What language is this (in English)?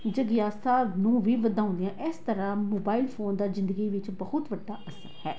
Punjabi